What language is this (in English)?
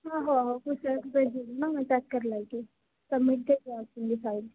Dogri